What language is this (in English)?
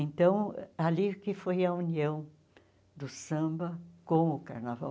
Portuguese